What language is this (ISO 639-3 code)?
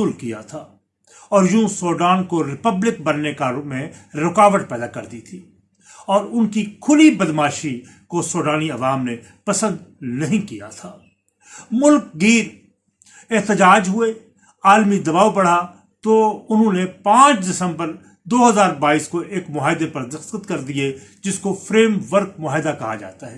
urd